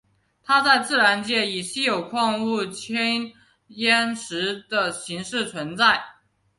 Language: Chinese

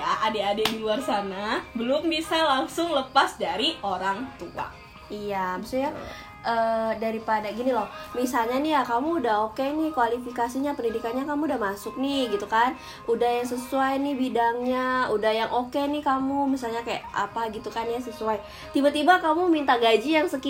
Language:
Indonesian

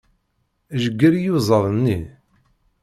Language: Kabyle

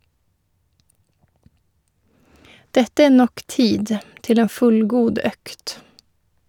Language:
Norwegian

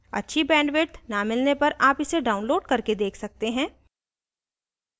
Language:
Hindi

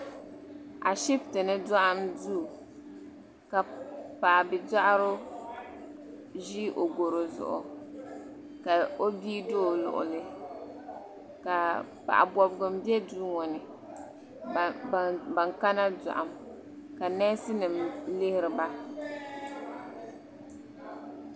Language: Dagbani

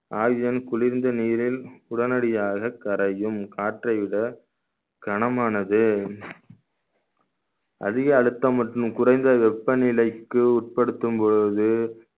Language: Tamil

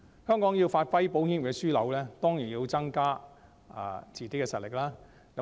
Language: Cantonese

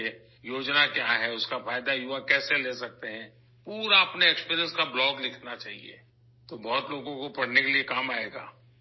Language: Urdu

